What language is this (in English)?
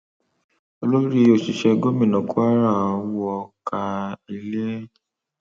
Yoruba